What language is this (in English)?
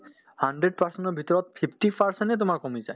Assamese